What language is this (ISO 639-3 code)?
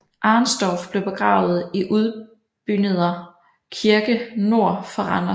dan